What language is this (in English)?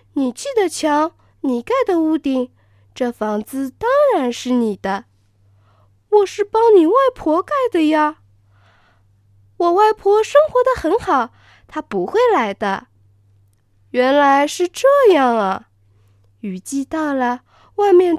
Chinese